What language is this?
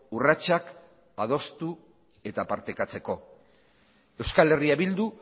Basque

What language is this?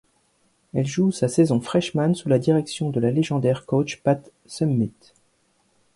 French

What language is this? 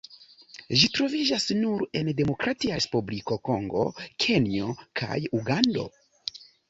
Esperanto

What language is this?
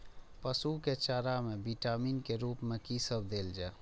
Maithili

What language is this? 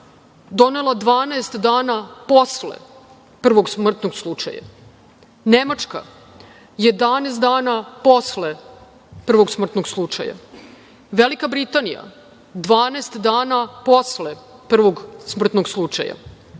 Serbian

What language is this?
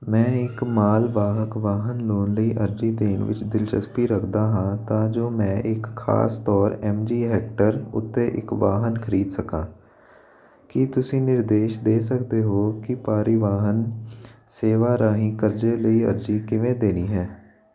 Punjabi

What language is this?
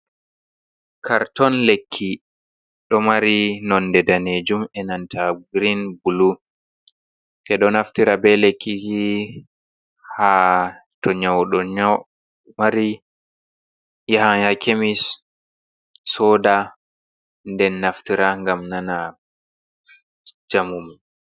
Fula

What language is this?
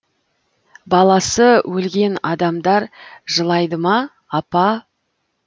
Kazakh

